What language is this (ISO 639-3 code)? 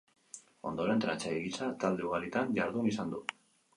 eus